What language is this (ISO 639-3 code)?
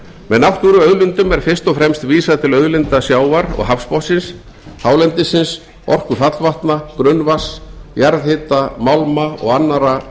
isl